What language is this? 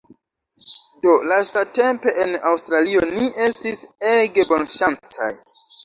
Esperanto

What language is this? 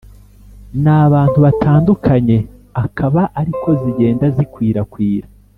Kinyarwanda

